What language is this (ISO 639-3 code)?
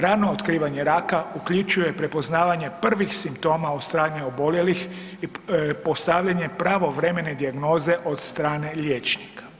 hrv